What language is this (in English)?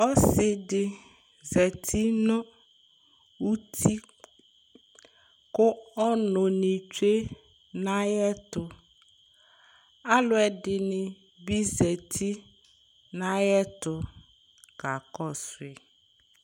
Ikposo